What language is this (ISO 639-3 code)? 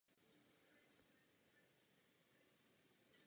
ces